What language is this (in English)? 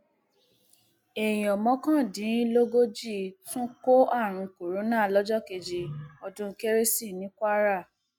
Yoruba